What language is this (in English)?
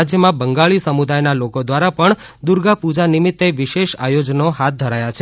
Gujarati